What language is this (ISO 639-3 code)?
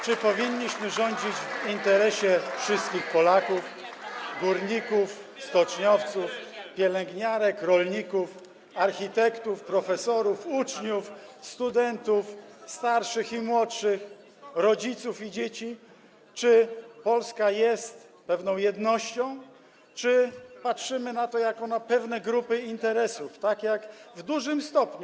pol